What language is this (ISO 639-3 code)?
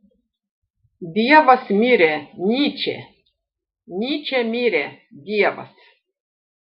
lit